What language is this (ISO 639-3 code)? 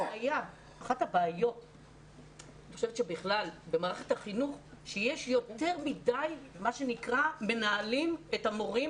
heb